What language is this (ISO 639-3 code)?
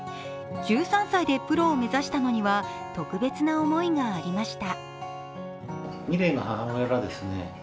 jpn